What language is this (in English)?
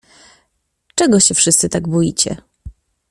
Polish